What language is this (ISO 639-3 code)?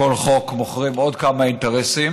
heb